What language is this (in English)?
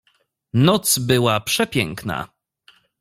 Polish